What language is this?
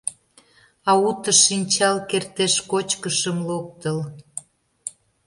Mari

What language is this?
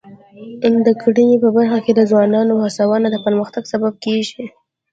Pashto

